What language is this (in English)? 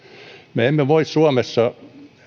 Finnish